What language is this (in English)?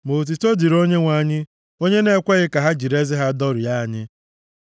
Igbo